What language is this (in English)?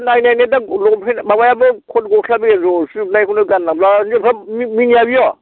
Bodo